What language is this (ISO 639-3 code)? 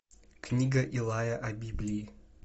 rus